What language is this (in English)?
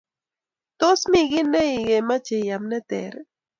Kalenjin